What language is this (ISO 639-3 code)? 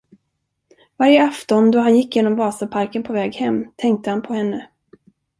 swe